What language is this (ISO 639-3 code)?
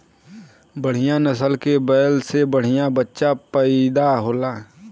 bho